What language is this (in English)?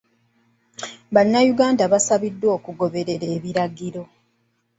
Ganda